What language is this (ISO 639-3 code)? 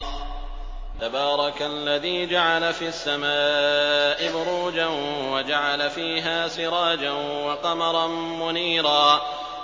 ara